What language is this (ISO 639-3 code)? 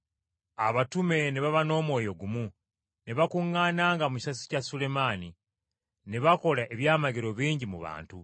lug